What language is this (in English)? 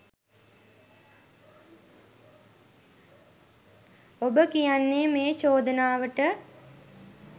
Sinhala